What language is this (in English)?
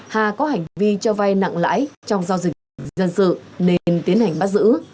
Vietnamese